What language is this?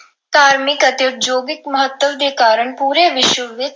Punjabi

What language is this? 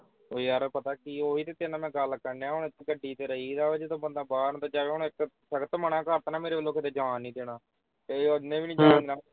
Punjabi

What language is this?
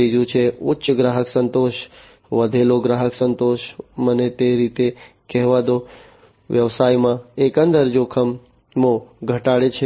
Gujarati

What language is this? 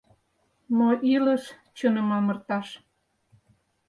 Mari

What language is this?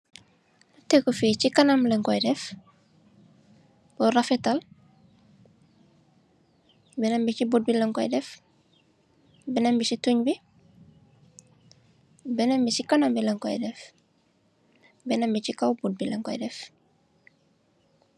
Wolof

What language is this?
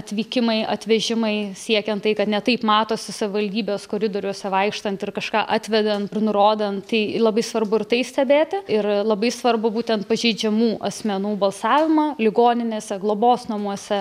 Lithuanian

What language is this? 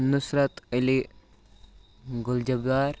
Kashmiri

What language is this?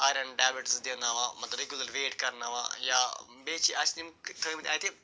Kashmiri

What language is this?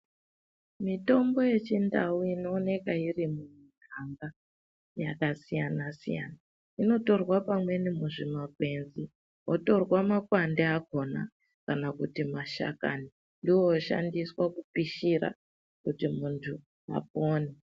Ndau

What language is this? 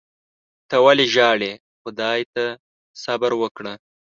Pashto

